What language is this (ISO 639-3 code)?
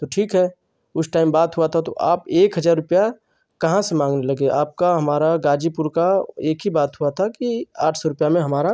hin